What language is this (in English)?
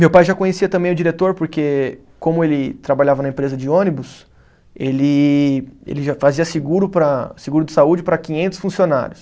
Portuguese